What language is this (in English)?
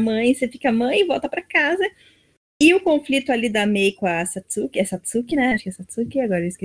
Portuguese